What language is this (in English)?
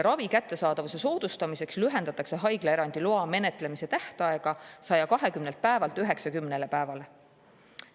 Estonian